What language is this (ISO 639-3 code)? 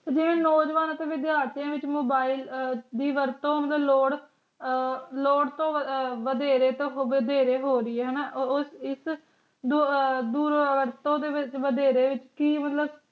pan